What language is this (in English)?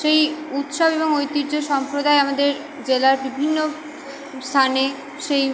Bangla